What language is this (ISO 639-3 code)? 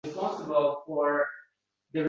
uzb